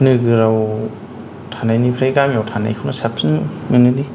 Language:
Bodo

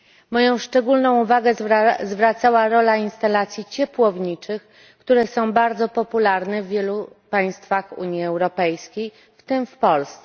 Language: Polish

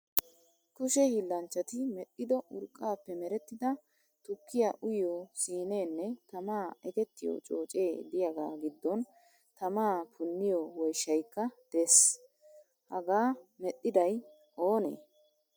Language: Wolaytta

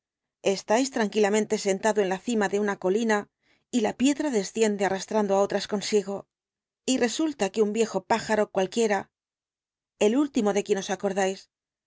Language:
Spanish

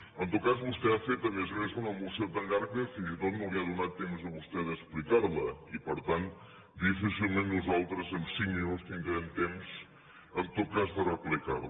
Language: Catalan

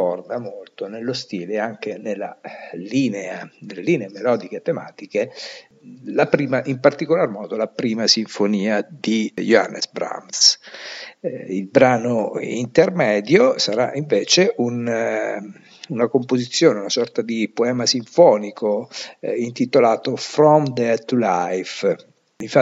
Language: Italian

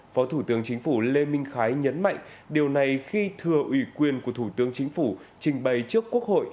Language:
Vietnamese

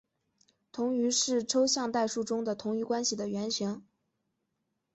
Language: Chinese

